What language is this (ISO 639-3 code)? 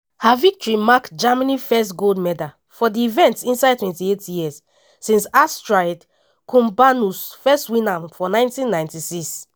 pcm